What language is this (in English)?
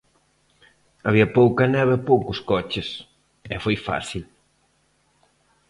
Galician